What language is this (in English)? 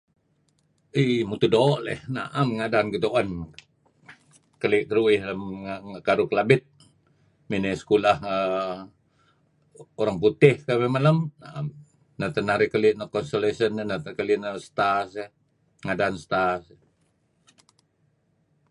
Kelabit